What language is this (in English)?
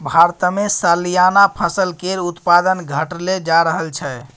Maithili